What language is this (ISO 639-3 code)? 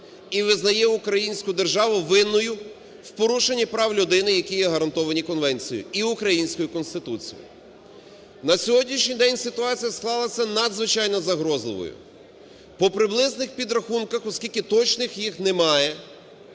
ukr